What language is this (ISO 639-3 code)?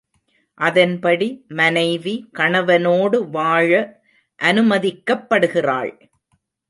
tam